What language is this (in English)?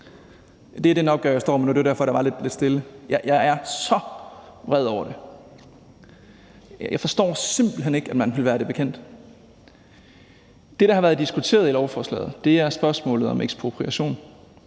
Danish